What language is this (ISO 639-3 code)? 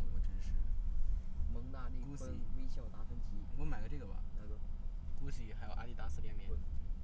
zho